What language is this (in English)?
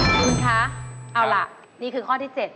Thai